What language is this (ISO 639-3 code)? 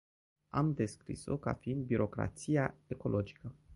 ron